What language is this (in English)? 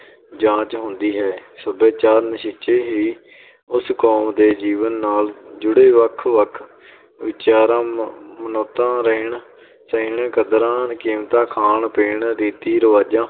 Punjabi